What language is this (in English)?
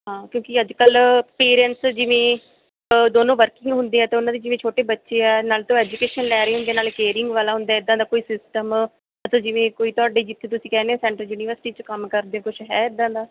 Punjabi